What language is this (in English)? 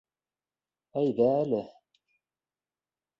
Bashkir